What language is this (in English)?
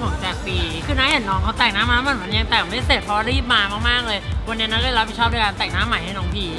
Thai